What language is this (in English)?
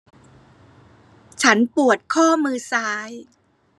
Thai